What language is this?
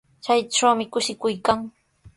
Sihuas Ancash Quechua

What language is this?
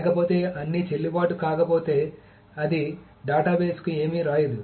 Telugu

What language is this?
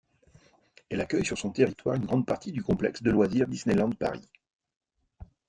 French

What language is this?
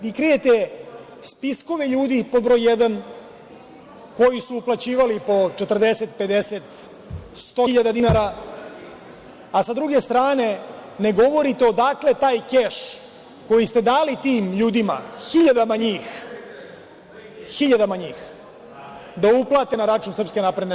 Serbian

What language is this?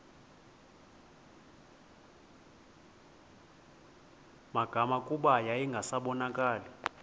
Xhosa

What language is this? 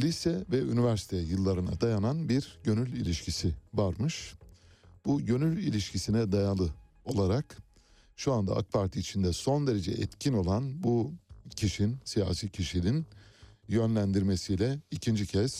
Turkish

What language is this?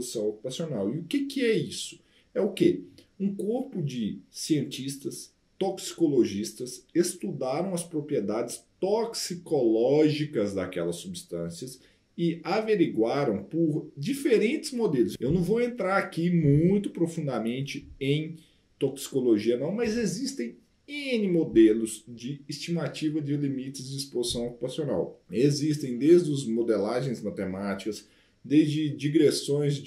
Portuguese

